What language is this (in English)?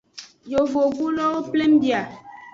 Aja (Benin)